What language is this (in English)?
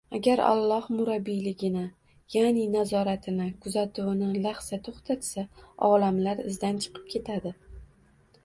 Uzbek